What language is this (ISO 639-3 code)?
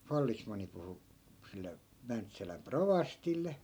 fin